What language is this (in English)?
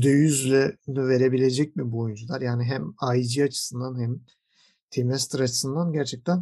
Turkish